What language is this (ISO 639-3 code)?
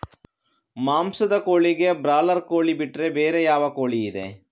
kan